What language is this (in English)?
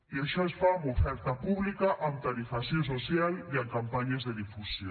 Catalan